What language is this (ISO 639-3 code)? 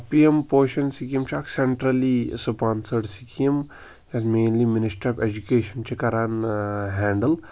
kas